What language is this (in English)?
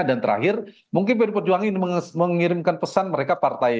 Indonesian